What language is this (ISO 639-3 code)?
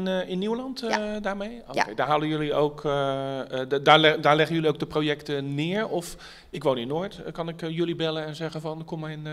nld